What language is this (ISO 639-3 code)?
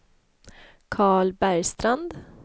swe